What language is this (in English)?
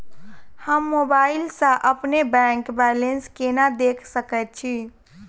Maithili